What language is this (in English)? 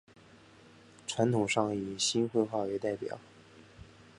Chinese